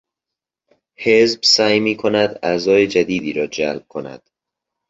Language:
Persian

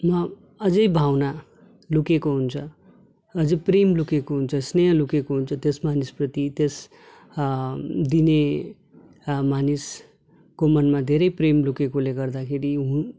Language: Nepali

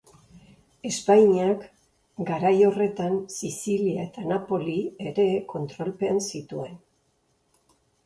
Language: Basque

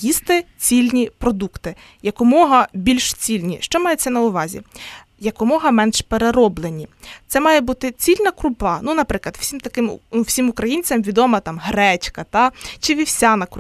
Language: Ukrainian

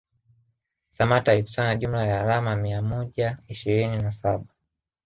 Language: Swahili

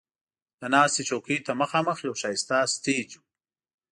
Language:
Pashto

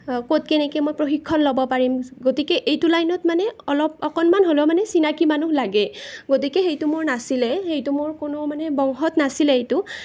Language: Assamese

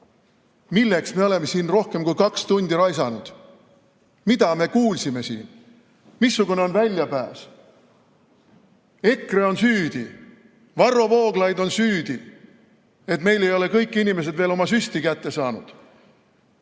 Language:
Estonian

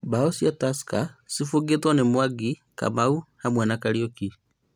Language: Kikuyu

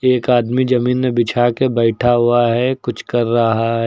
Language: Hindi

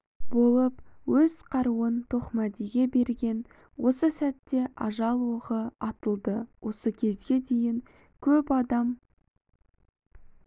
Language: Kazakh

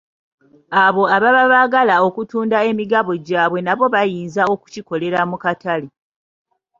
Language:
Ganda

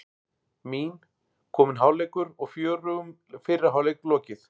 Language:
Icelandic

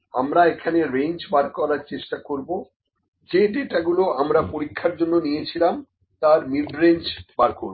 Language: Bangla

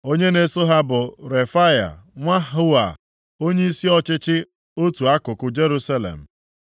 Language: Igbo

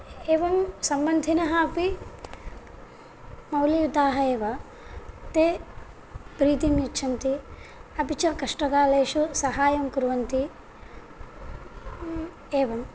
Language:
Sanskrit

